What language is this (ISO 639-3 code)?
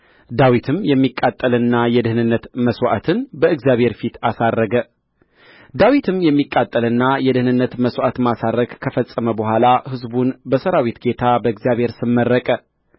amh